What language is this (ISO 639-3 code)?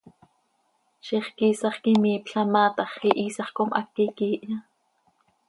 sei